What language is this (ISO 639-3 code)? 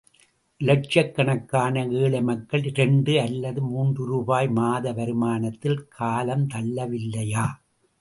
tam